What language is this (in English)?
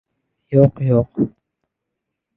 Uzbek